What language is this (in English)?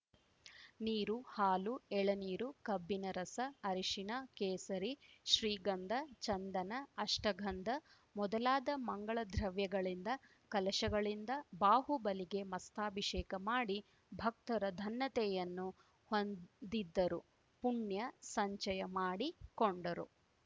Kannada